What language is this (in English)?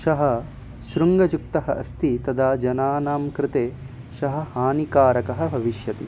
Sanskrit